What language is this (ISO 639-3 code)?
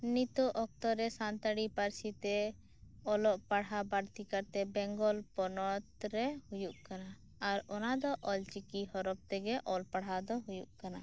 sat